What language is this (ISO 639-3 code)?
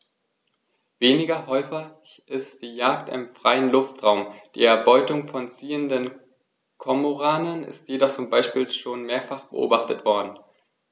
deu